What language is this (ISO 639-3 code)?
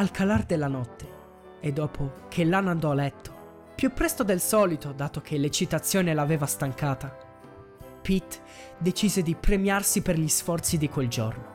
ita